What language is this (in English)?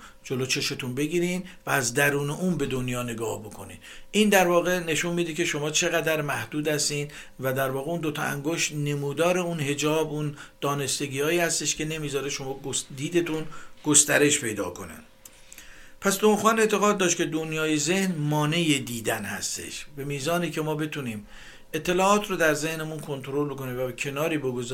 Persian